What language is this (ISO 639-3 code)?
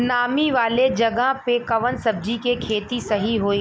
bho